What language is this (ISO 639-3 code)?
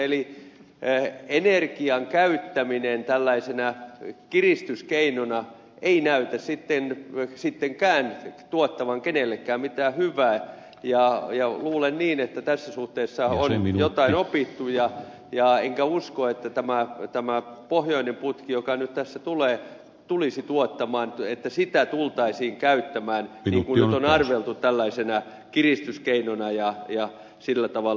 fin